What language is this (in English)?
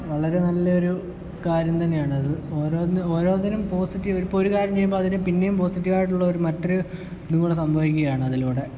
Malayalam